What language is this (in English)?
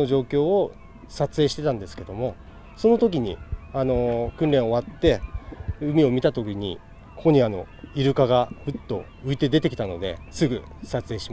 Japanese